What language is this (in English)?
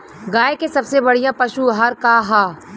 Bhojpuri